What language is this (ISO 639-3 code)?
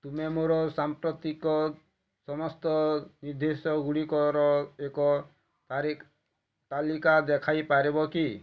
ori